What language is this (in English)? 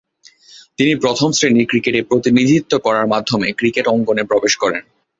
Bangla